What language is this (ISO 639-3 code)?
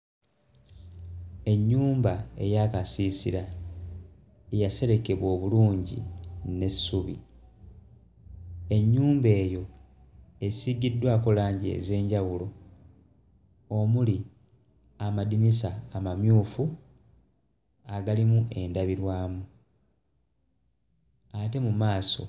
lug